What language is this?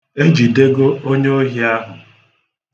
Igbo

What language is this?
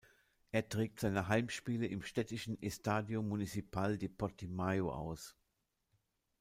German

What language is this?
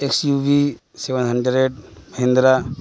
Urdu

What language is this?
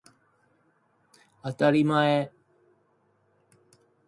Japanese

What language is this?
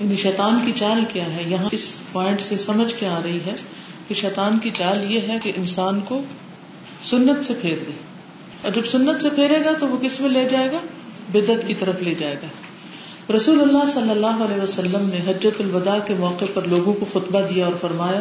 Urdu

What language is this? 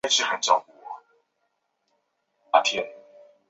Chinese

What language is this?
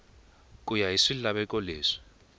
Tsonga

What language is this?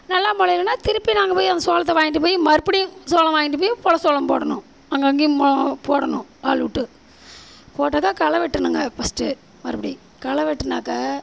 Tamil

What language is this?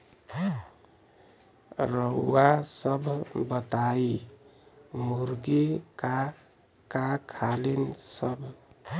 Bhojpuri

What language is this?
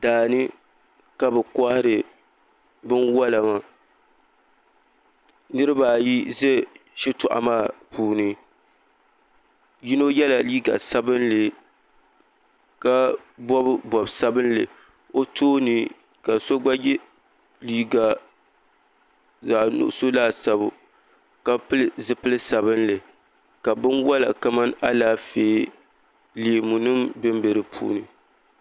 Dagbani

